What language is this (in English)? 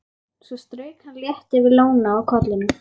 Icelandic